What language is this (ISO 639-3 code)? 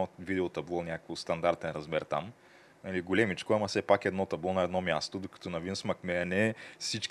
bul